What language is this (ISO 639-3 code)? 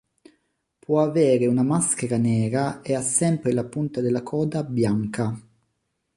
ita